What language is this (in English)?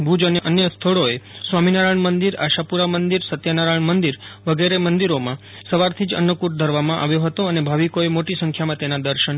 Gujarati